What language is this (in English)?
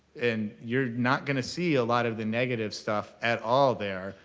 English